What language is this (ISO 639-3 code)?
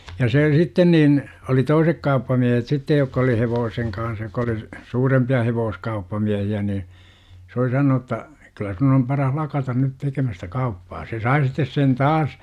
fin